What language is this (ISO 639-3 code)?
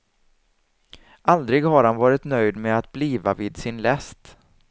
swe